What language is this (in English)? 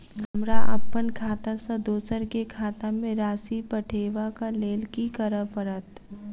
Maithili